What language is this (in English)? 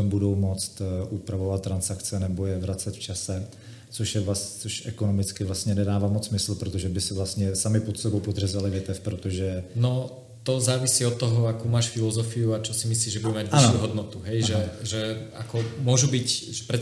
Czech